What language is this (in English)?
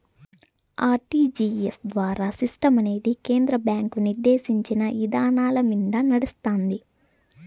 Telugu